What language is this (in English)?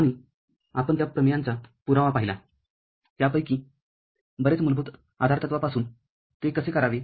Marathi